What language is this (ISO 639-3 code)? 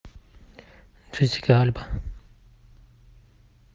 rus